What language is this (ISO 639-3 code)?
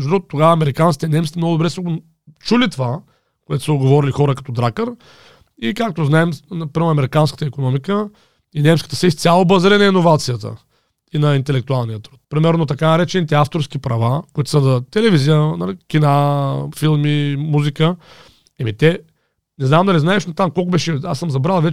bul